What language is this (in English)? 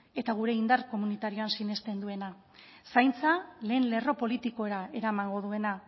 Basque